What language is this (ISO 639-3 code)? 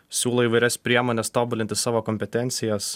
lit